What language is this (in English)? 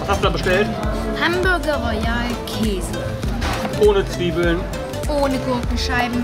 German